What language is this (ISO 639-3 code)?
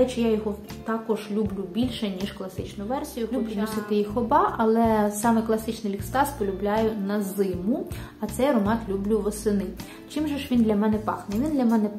ukr